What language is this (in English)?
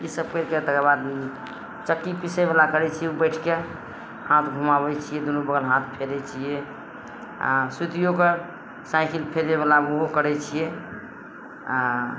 Maithili